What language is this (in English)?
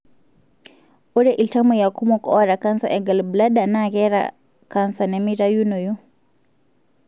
Masai